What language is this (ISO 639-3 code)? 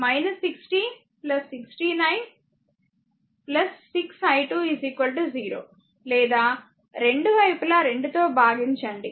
tel